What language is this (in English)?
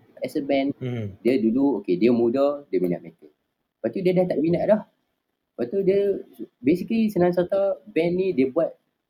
Malay